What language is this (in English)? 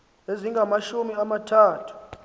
Xhosa